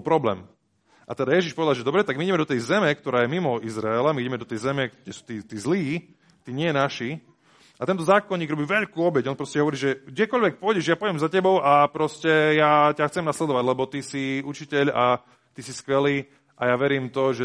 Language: Slovak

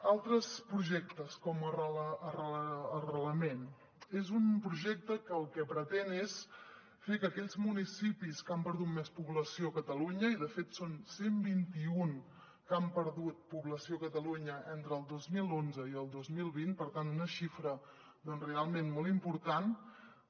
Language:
Catalan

